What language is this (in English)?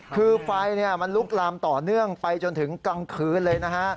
Thai